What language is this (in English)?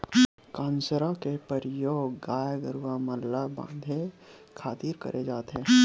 Chhattisgarhi